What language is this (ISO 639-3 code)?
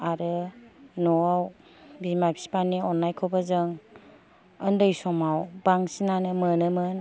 brx